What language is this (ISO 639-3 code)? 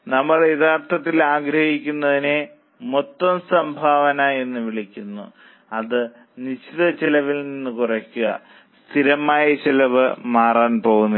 mal